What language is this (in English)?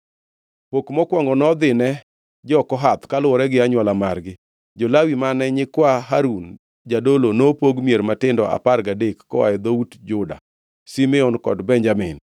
Luo (Kenya and Tanzania)